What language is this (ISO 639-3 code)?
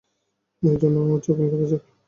ben